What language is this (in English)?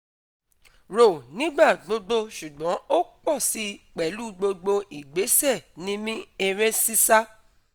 Yoruba